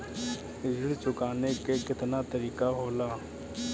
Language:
Bhojpuri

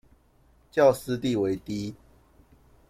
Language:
Chinese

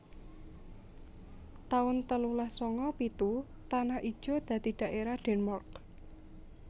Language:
Javanese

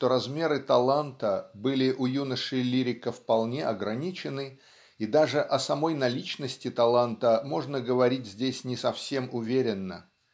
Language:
Russian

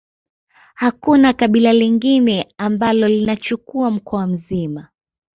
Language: Swahili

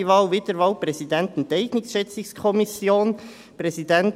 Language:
Swiss German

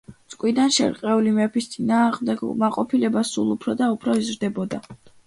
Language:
Georgian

